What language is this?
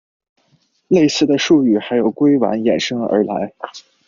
Chinese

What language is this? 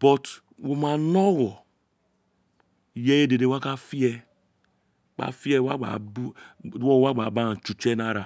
Isekiri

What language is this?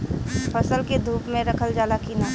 Bhojpuri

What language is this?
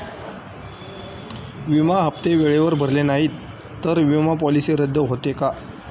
Marathi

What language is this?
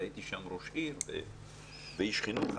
Hebrew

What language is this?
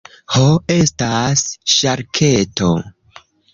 Esperanto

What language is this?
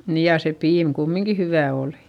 Finnish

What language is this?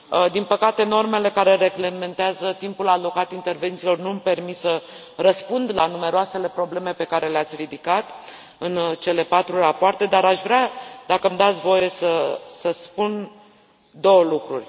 Romanian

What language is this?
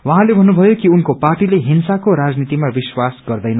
Nepali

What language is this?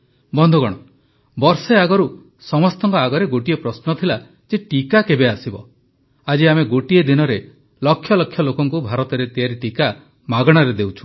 Odia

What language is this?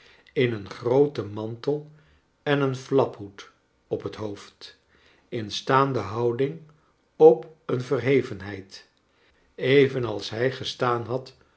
Dutch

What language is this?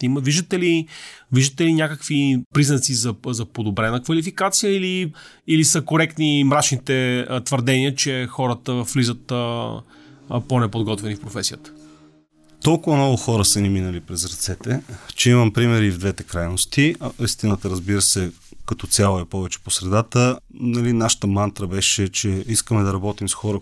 Bulgarian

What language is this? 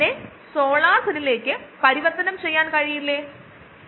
Malayalam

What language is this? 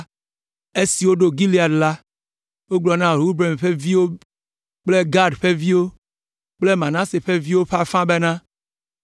Ewe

